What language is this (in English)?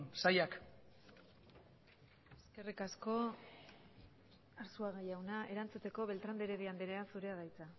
Basque